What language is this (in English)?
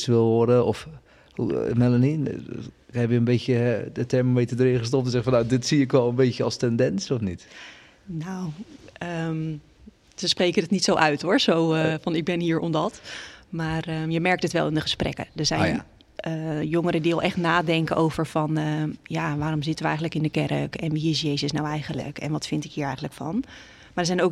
Dutch